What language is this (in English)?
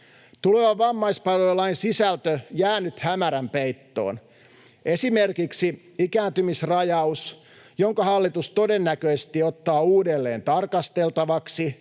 Finnish